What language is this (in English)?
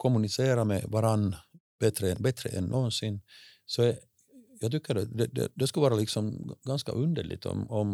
Swedish